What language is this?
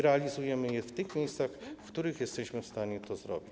Polish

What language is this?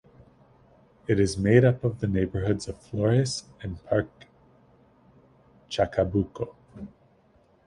English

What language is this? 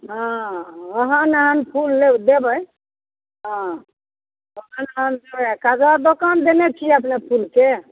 Maithili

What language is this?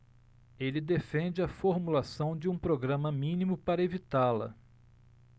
Portuguese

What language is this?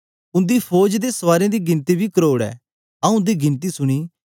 Dogri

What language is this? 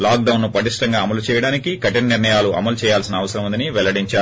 Telugu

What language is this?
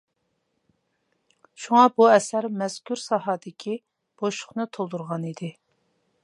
Uyghur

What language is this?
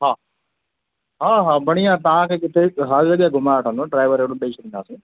Sindhi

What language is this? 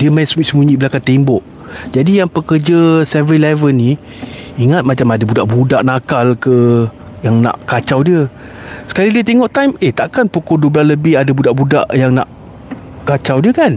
Malay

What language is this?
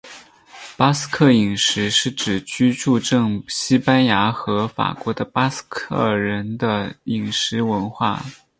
Chinese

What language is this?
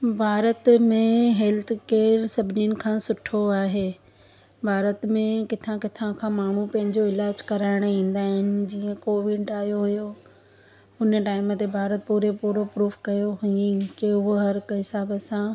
Sindhi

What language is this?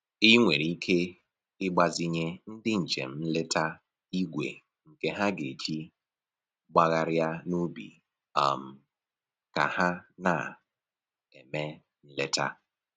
Igbo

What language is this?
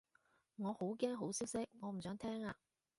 Cantonese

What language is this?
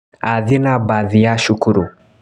Kikuyu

